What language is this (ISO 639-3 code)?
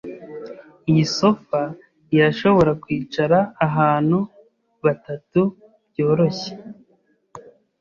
kin